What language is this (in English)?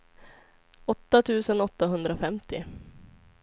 Swedish